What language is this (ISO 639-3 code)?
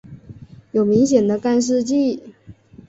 zho